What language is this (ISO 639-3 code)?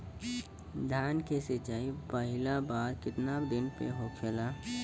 bho